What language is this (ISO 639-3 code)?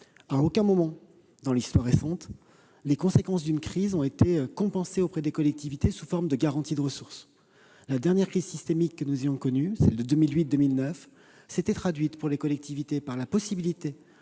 fra